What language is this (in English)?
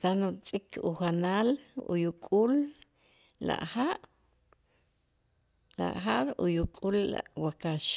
Itzá